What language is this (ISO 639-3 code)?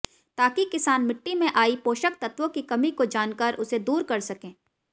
hin